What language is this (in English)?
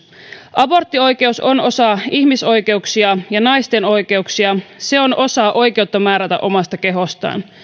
Finnish